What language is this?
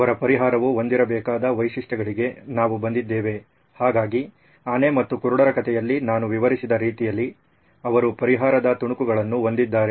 Kannada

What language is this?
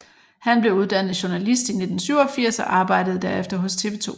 Danish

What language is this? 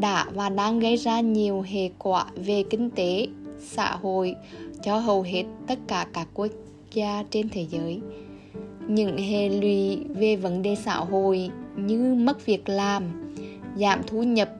Vietnamese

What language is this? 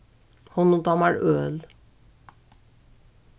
Faroese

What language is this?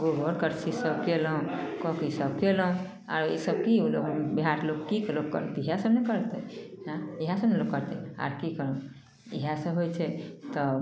Maithili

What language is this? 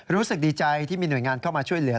Thai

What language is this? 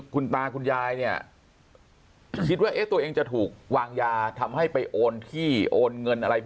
Thai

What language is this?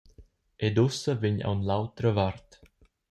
Romansh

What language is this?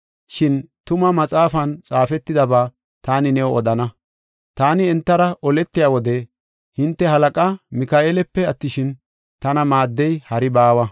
Gofa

